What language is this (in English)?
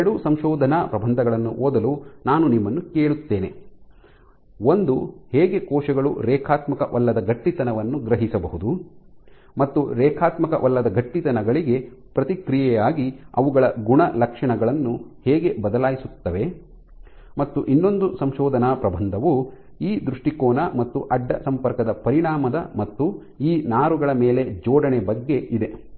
Kannada